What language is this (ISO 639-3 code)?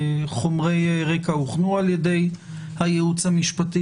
heb